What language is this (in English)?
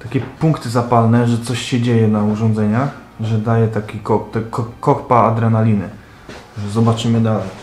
Polish